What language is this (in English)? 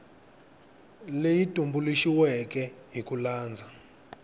Tsonga